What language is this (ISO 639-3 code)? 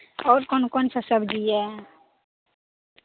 mai